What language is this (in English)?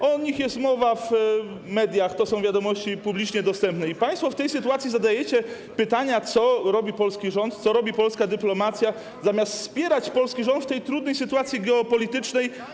Polish